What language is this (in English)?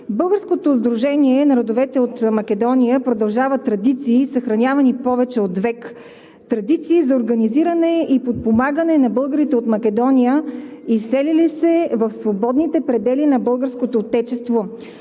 Bulgarian